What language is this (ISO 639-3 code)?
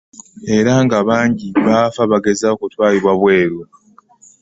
lug